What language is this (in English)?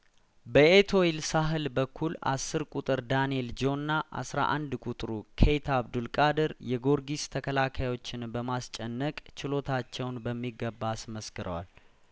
Amharic